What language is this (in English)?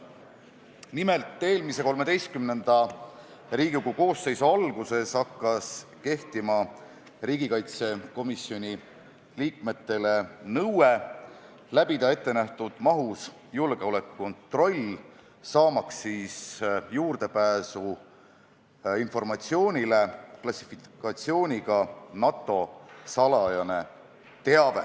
Estonian